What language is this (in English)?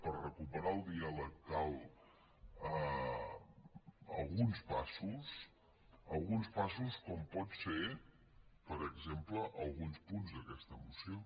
Catalan